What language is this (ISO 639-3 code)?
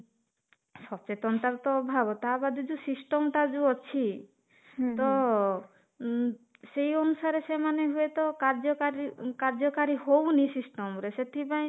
ori